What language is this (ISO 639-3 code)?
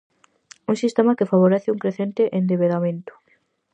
glg